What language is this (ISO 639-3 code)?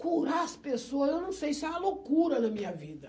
por